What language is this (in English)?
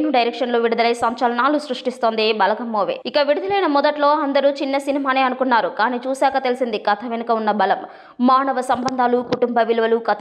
Hindi